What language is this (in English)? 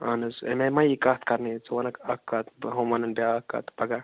Kashmiri